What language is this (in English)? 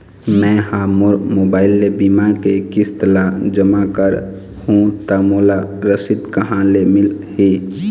Chhattisgarhi